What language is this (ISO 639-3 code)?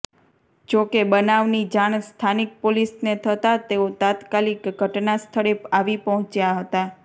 guj